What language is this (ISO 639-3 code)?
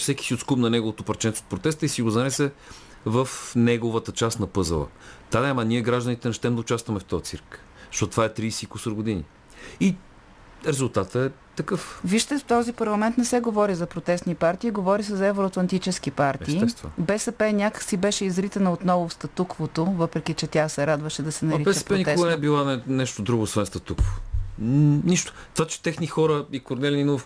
bul